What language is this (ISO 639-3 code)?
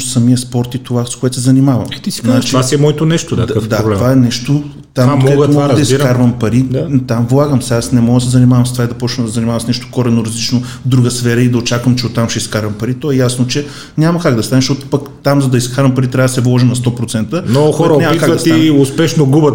bul